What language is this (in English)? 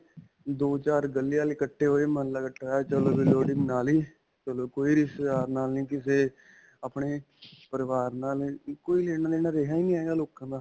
Punjabi